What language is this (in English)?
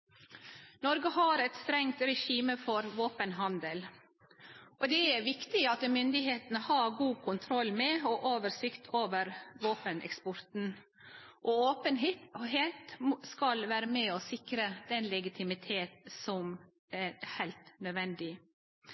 Norwegian Nynorsk